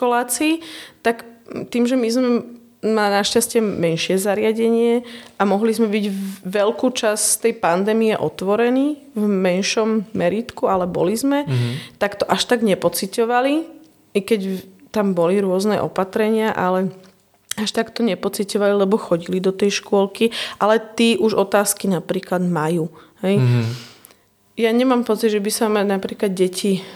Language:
Slovak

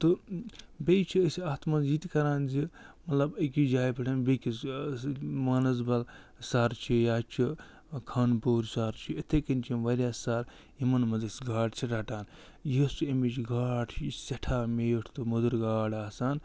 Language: Kashmiri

